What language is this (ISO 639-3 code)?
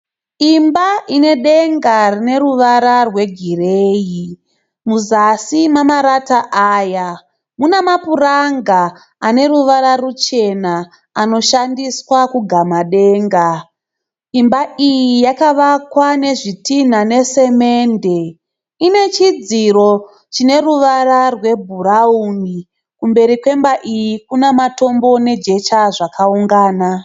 sna